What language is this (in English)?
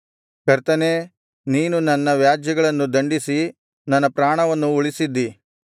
Kannada